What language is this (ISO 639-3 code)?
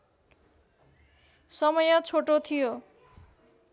nep